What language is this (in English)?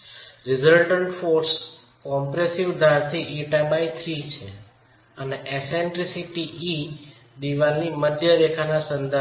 Gujarati